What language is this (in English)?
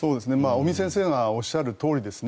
Japanese